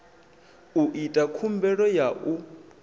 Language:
Venda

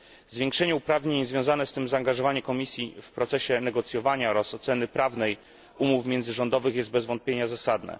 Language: Polish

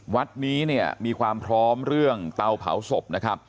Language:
Thai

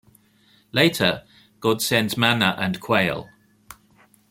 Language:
English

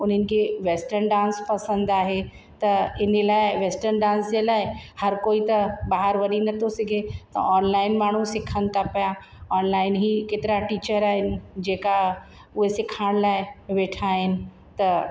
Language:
Sindhi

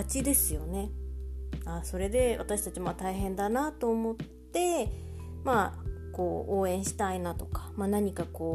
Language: Japanese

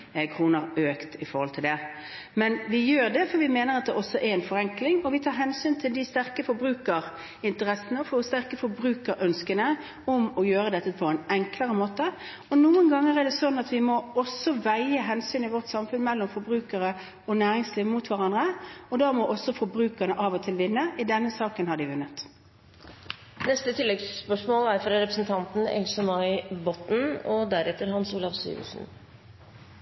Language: Norwegian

